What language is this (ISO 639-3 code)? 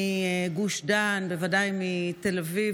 heb